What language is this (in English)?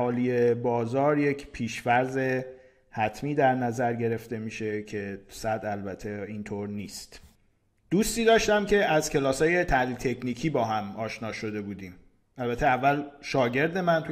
Persian